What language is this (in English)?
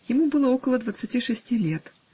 Russian